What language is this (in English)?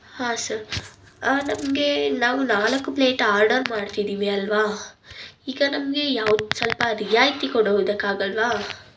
Kannada